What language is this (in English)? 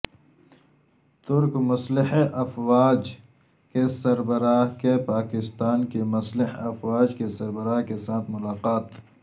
Urdu